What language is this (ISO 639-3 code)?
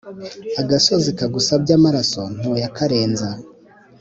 kin